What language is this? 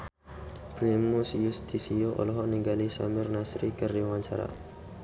Sundanese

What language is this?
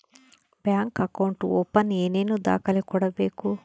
Kannada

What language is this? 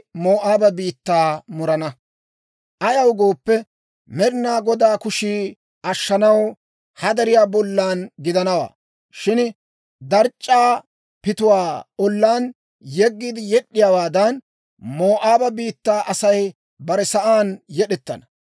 Dawro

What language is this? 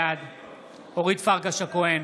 Hebrew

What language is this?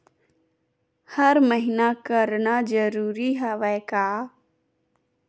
Chhattisgarhi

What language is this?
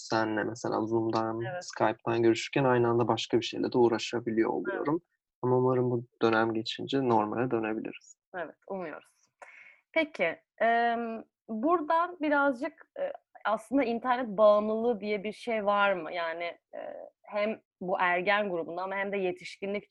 Turkish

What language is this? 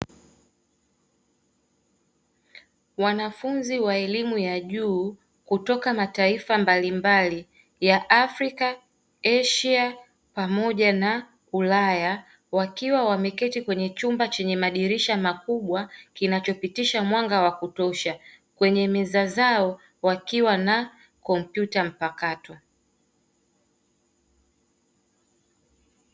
Swahili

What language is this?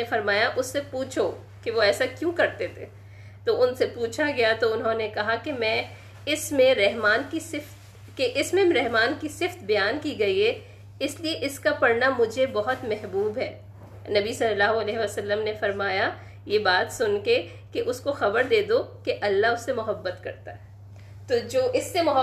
Urdu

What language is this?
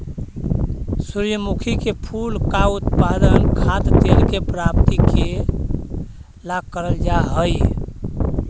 Magahi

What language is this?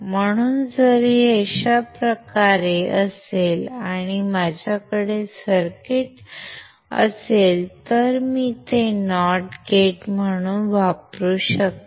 Marathi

